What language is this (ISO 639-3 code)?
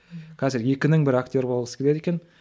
kaz